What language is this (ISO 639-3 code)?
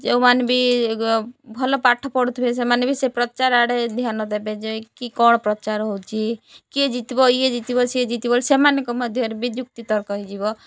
ori